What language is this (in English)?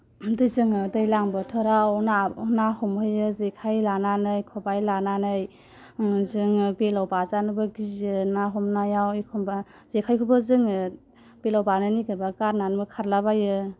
Bodo